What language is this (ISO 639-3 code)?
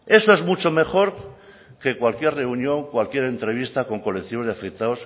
spa